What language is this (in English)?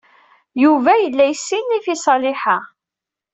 Kabyle